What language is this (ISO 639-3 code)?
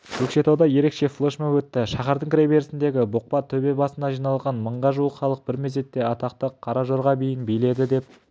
kaz